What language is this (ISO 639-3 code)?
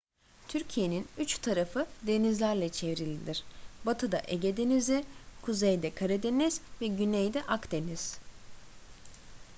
tur